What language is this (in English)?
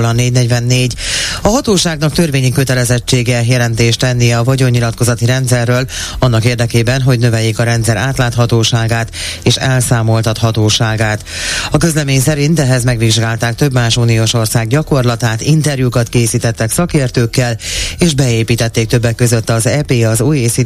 Hungarian